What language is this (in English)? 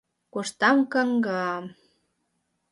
Mari